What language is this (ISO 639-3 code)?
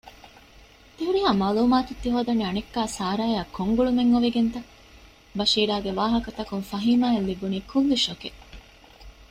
div